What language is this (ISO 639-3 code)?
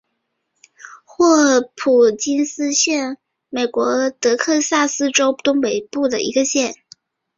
zho